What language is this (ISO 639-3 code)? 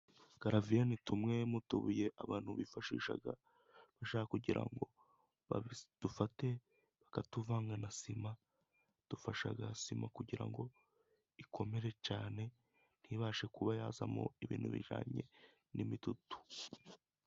kin